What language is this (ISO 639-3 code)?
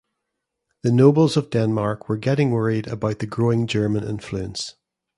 eng